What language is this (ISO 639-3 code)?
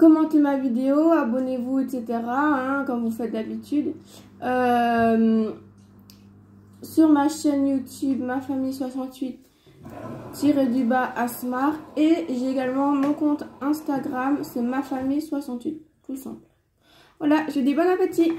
fra